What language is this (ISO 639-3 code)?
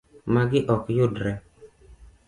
luo